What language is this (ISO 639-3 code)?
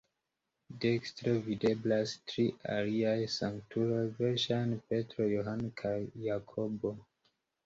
epo